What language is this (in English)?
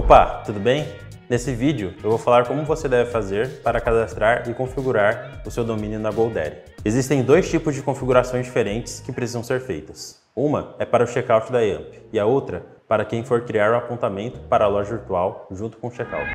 Portuguese